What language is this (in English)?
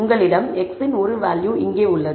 Tamil